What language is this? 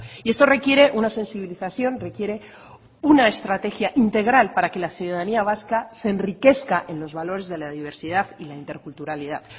Spanish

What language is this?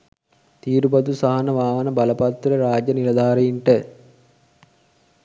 Sinhala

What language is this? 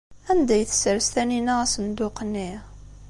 Kabyle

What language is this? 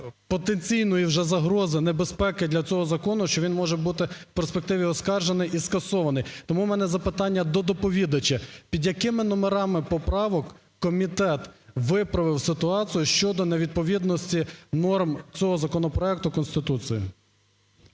Ukrainian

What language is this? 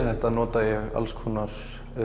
Icelandic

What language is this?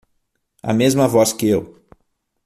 Portuguese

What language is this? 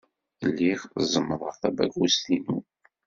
Kabyle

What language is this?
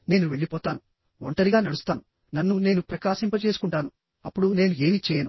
Telugu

